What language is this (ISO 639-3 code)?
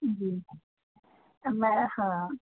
snd